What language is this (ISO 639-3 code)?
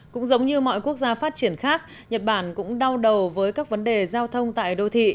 vie